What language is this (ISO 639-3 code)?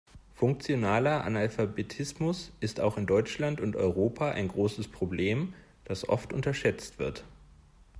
deu